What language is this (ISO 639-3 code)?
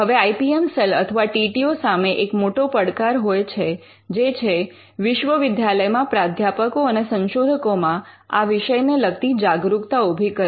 guj